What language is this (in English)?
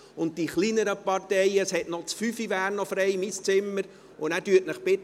Swiss German